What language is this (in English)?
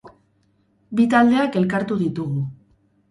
Basque